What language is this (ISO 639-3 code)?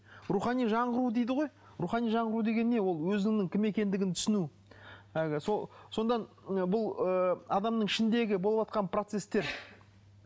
kaz